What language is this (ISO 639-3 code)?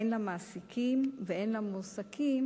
heb